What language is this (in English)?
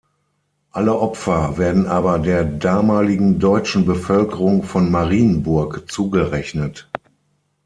German